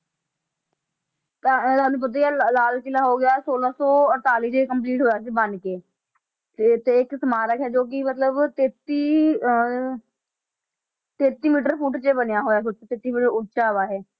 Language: Punjabi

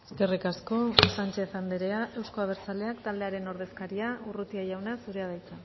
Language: Basque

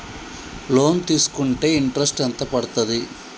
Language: Telugu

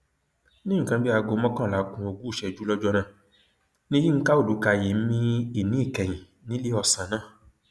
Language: Yoruba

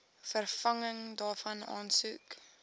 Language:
Afrikaans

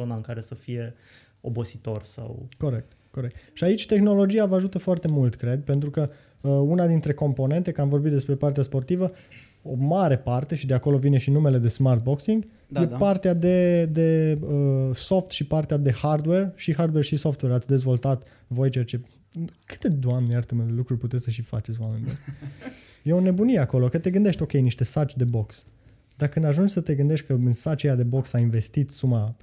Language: Romanian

